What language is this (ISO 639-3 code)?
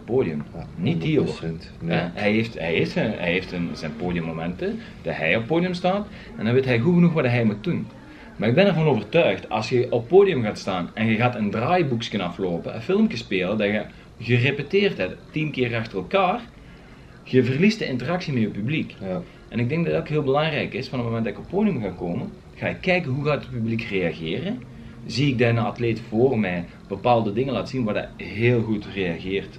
nld